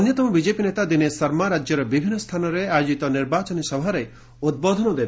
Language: Odia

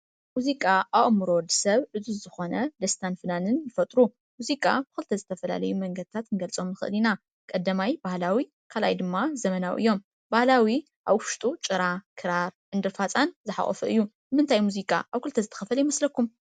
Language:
Tigrinya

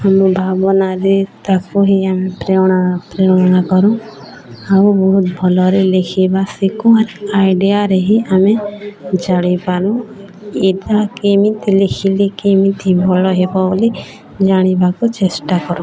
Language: Odia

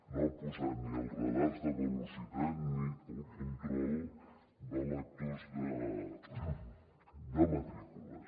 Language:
Catalan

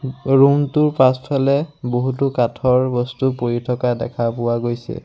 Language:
Assamese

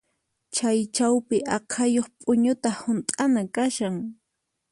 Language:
Puno Quechua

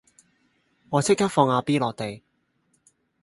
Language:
Cantonese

